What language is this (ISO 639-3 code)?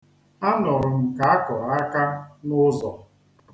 ibo